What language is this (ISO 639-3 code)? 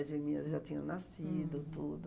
por